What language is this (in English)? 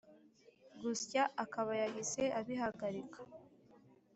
Kinyarwanda